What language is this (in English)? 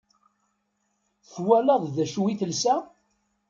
Kabyle